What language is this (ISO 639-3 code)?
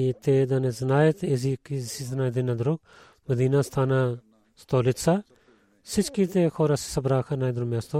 bul